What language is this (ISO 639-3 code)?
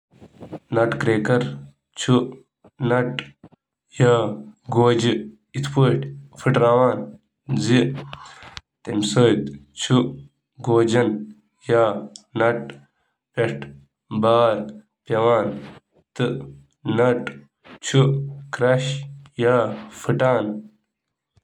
kas